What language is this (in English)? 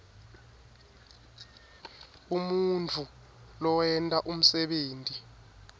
Swati